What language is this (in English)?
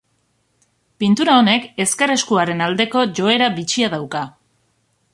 Basque